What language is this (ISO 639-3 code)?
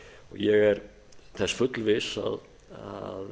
isl